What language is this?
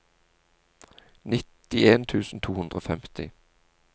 Norwegian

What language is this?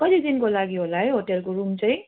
Nepali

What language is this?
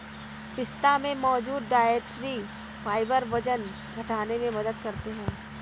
Hindi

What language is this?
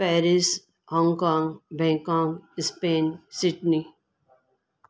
Sindhi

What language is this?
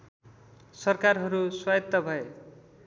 Nepali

